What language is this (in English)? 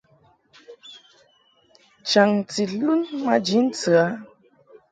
Mungaka